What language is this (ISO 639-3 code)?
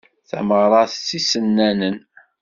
kab